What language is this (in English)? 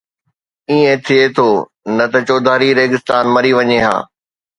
Sindhi